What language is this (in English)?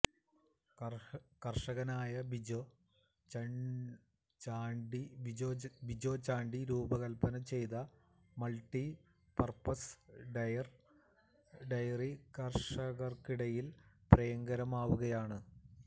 Malayalam